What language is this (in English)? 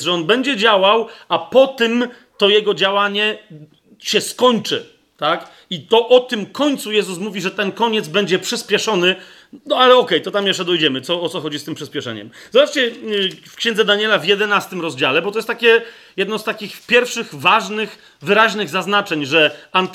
Polish